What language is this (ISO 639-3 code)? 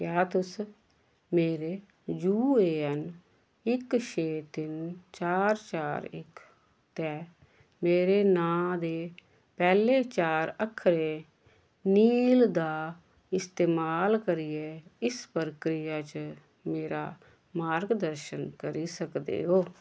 doi